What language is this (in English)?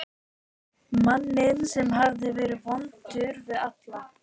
Icelandic